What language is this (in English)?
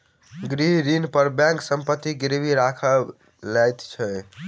Maithili